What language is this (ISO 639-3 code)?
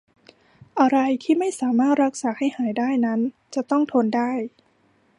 tha